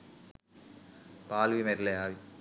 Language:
Sinhala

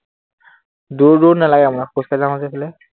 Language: Assamese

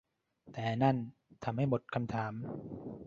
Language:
Thai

